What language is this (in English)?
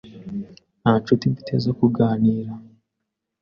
Kinyarwanda